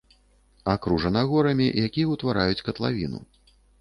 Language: Belarusian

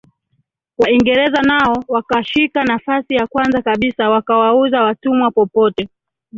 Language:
Swahili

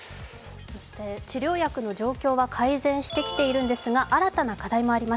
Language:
Japanese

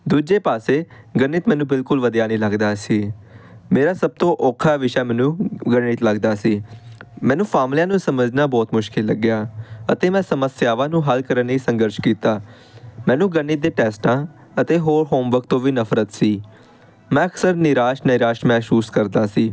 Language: Punjabi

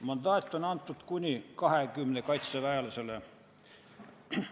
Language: Estonian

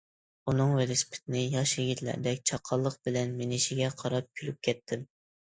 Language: Uyghur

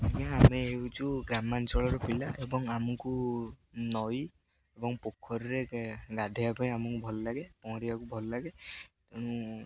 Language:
Odia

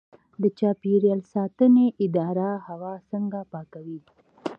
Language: Pashto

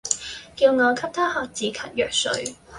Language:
Cantonese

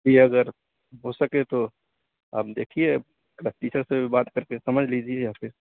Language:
Urdu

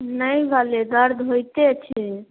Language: Maithili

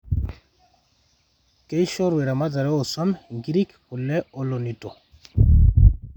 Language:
Masai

